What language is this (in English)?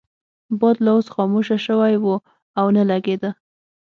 Pashto